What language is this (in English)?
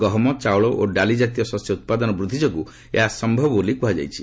Odia